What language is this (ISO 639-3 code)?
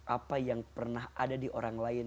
ind